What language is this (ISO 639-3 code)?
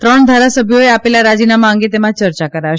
guj